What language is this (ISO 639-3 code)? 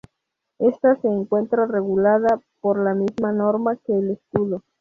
spa